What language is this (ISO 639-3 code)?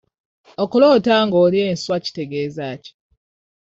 lug